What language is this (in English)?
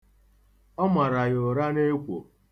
Igbo